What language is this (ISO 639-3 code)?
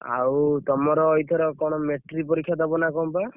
ori